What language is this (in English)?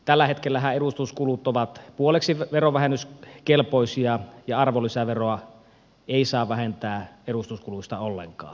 Finnish